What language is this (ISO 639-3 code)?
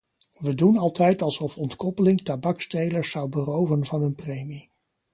nld